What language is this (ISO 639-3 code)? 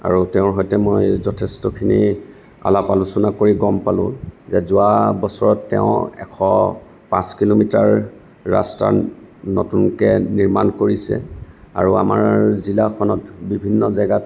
asm